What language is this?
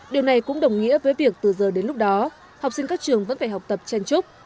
Vietnamese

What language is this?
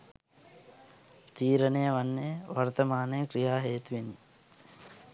Sinhala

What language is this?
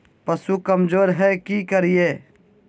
Magahi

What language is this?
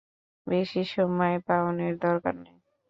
Bangla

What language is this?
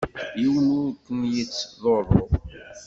Kabyle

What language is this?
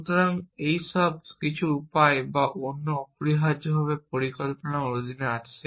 Bangla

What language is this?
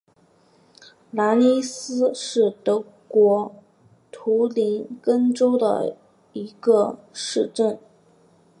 Chinese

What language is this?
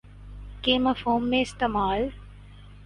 Urdu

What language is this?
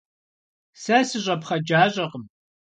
Kabardian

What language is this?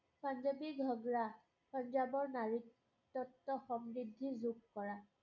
Assamese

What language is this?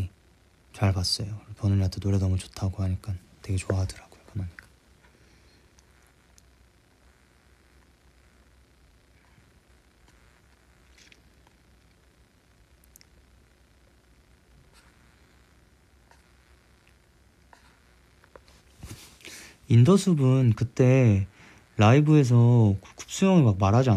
Korean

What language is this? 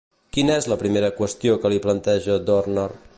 Catalan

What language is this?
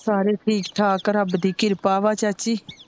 Punjabi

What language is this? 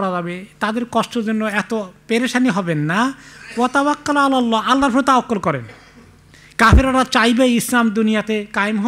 Arabic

